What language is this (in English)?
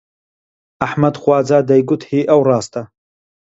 Central Kurdish